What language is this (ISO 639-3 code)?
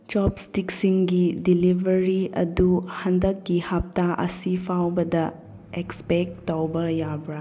mni